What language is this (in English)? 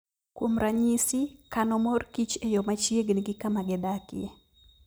Luo (Kenya and Tanzania)